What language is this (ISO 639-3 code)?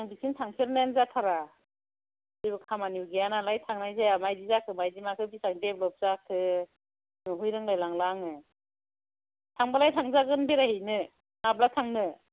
brx